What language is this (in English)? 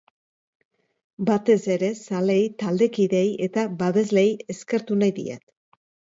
Basque